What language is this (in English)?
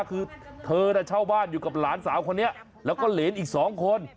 Thai